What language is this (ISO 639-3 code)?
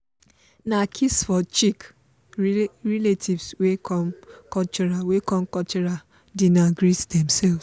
pcm